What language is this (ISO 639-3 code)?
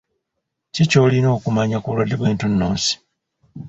lug